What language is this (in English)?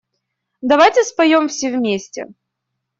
Russian